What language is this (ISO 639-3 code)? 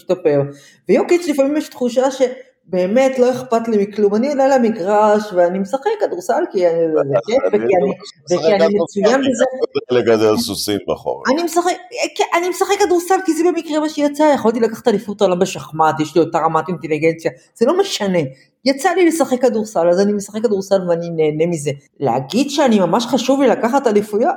heb